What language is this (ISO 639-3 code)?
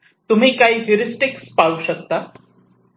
mar